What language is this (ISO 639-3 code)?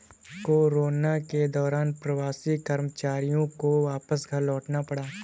hin